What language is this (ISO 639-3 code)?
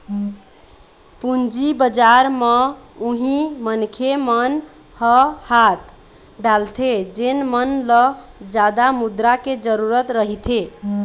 hne